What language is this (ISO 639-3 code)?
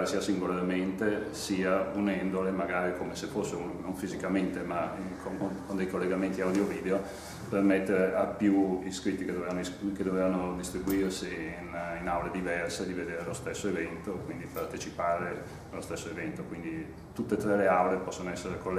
ita